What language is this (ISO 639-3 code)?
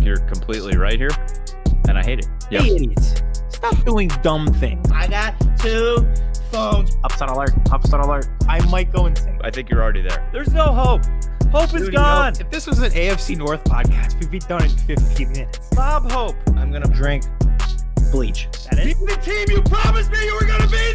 eng